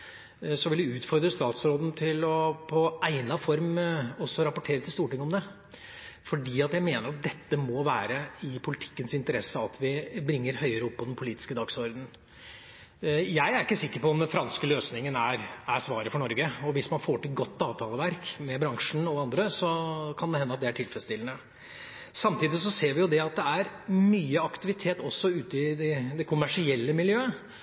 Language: Norwegian Bokmål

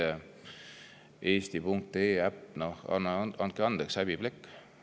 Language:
Estonian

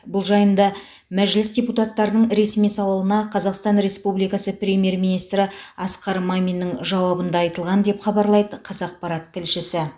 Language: Kazakh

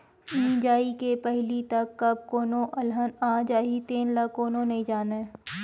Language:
Chhattisgarhi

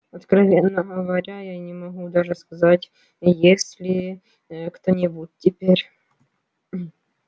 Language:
Russian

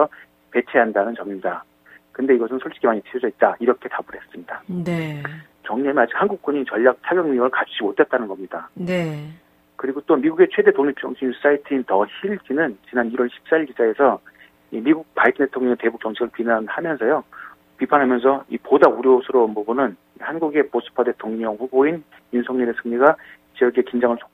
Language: Korean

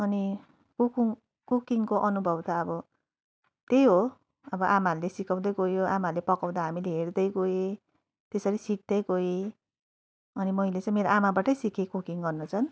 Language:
Nepali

